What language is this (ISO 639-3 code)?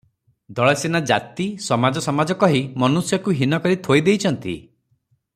ori